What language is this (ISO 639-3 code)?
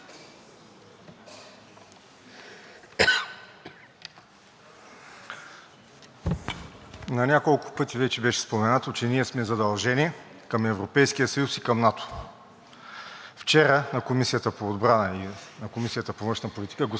bul